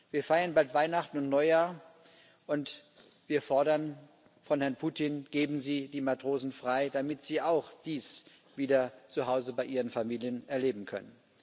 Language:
German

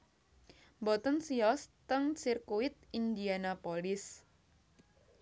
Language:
Javanese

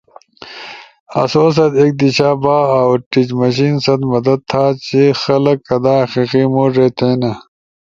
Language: Ushojo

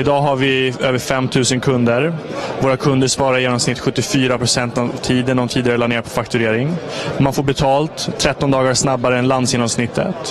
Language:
Swedish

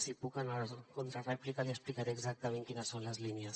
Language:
Catalan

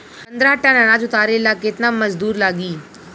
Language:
Bhojpuri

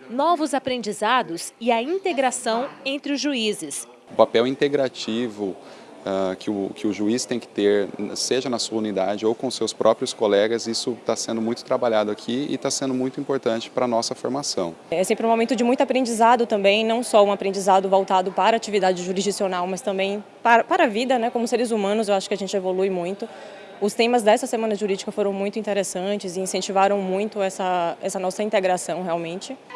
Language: Portuguese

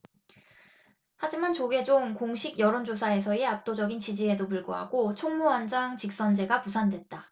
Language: Korean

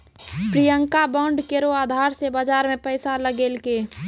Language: Maithili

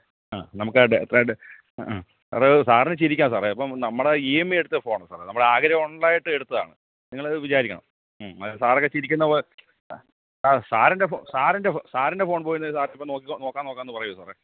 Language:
Malayalam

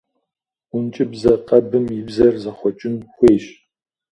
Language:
Kabardian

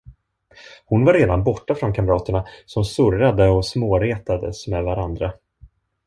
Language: Swedish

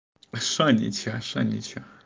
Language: Russian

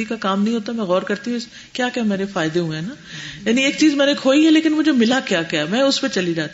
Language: Urdu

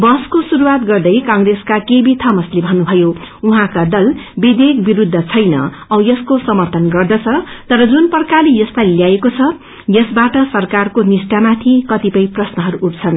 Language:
Nepali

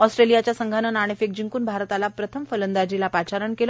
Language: Marathi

